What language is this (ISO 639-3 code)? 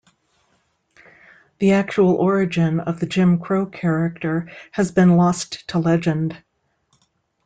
eng